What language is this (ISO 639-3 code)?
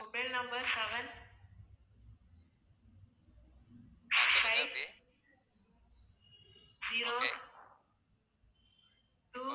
tam